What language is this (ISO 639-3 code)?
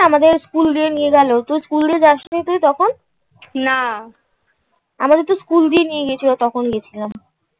ben